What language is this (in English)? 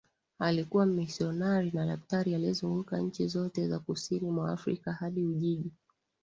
Swahili